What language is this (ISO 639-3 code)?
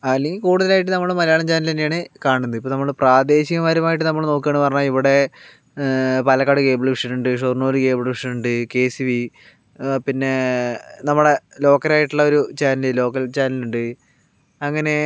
mal